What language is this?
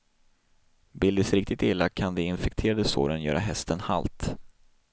Swedish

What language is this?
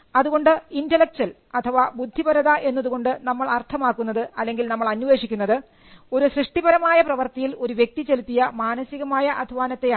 Malayalam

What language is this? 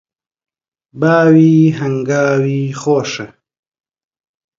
Central Kurdish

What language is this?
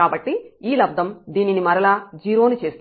Telugu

